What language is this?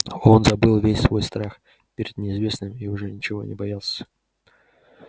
Russian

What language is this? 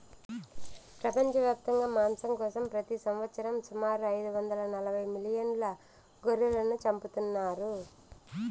Telugu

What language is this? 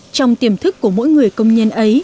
Vietnamese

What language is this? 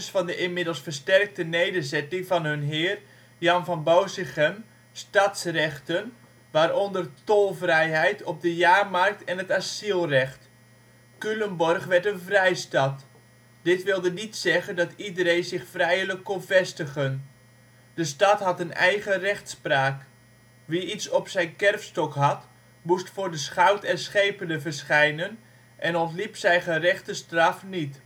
Dutch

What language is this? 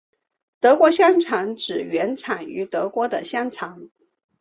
Chinese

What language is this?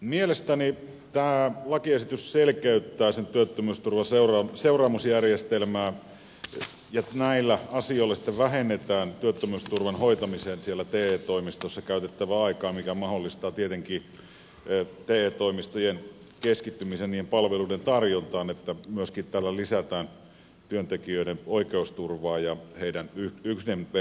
Finnish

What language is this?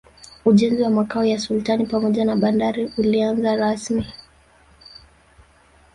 Swahili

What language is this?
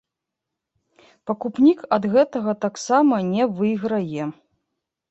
Belarusian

